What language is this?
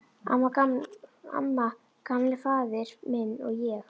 Icelandic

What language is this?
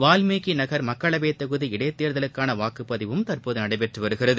Tamil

